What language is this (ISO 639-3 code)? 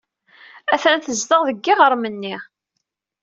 kab